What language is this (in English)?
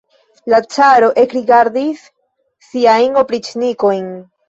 Esperanto